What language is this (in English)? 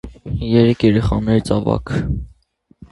Armenian